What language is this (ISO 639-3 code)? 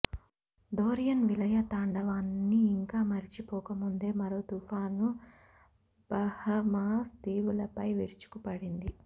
tel